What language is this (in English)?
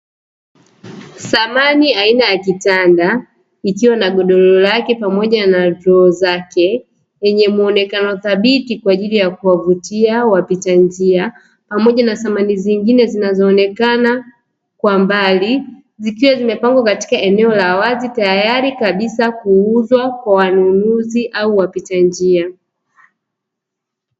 Swahili